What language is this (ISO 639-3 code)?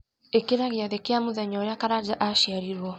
kik